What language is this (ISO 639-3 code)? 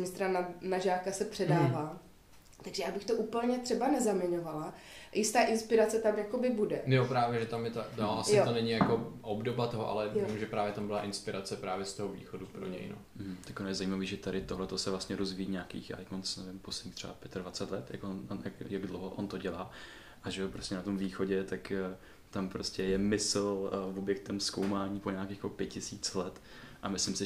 ces